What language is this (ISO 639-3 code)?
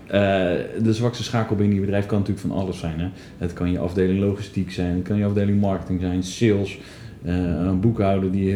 nld